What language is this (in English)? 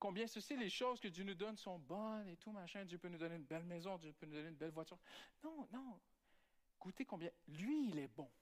French